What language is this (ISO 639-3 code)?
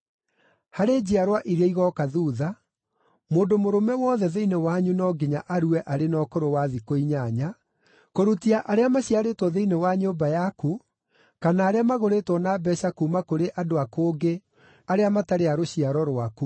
kik